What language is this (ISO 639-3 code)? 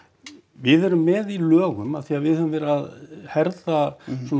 isl